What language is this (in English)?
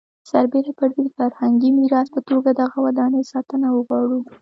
Pashto